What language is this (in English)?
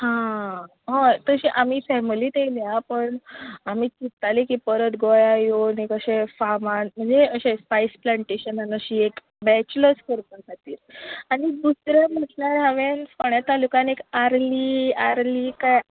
Konkani